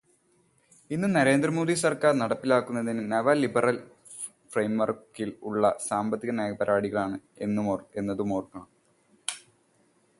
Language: Malayalam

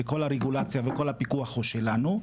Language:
Hebrew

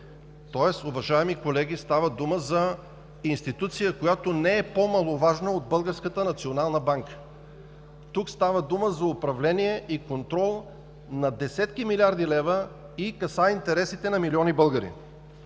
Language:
Bulgarian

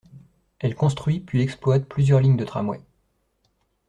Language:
French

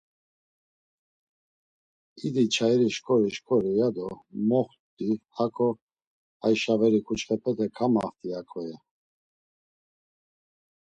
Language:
Laz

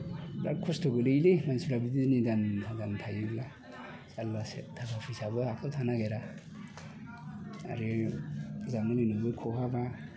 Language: Bodo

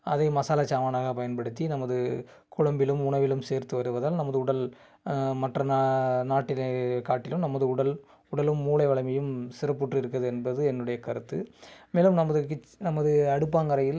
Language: Tamil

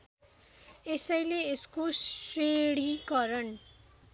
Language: Nepali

